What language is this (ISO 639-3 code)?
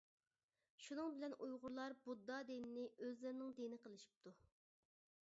uig